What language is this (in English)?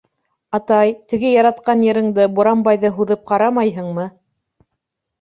Bashkir